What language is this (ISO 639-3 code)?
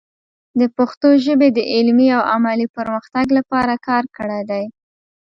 pus